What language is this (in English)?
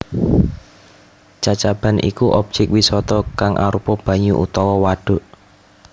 Javanese